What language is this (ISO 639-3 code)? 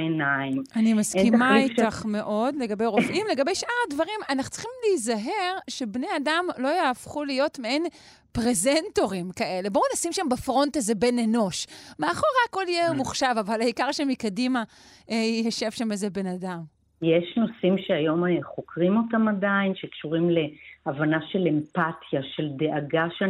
heb